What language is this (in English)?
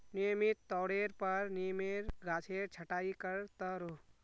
Magahi